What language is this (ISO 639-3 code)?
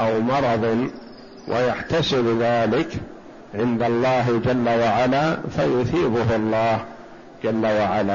ara